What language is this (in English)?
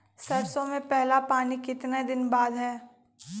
Magahi